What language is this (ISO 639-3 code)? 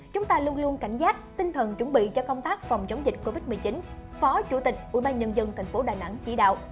vie